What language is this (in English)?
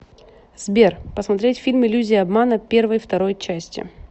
Russian